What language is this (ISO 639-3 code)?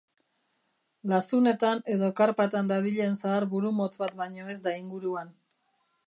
eus